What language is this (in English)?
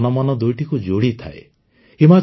Odia